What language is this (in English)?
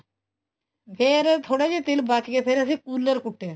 Punjabi